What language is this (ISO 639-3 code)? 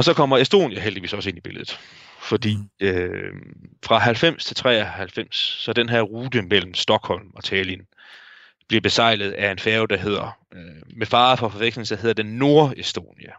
dan